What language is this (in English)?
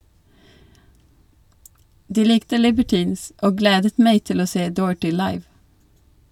Norwegian